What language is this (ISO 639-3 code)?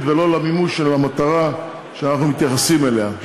heb